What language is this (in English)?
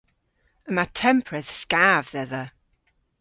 Cornish